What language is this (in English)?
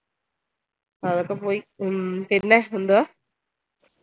Malayalam